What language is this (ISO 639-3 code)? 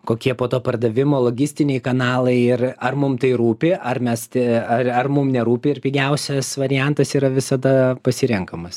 lit